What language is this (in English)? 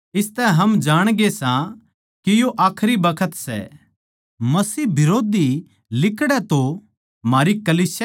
Haryanvi